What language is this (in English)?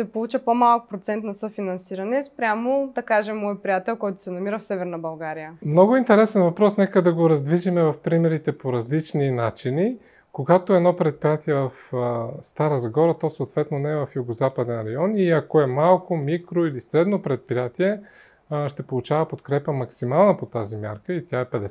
Bulgarian